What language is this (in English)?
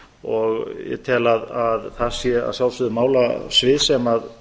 Icelandic